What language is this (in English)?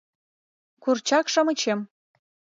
Mari